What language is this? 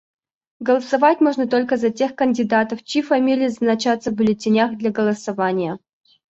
Russian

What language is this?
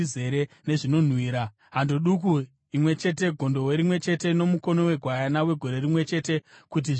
Shona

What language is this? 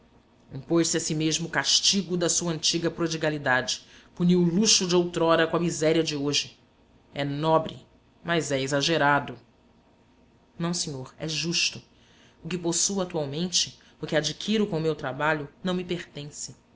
Portuguese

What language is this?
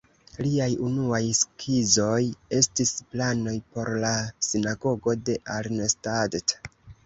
Esperanto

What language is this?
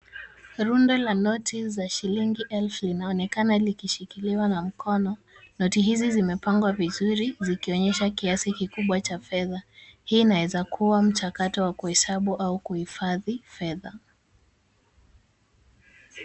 Swahili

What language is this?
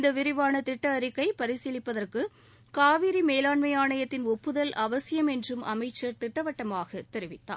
Tamil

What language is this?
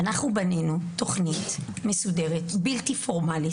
Hebrew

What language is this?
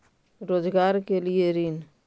Magahi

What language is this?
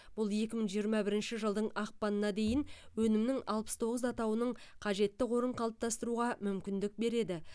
Kazakh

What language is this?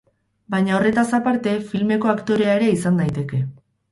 Basque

